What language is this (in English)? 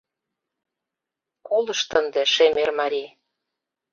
Mari